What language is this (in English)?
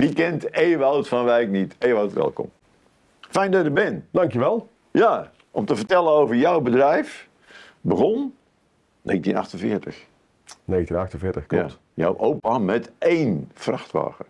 Dutch